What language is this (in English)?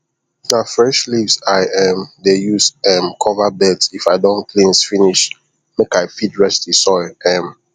Nigerian Pidgin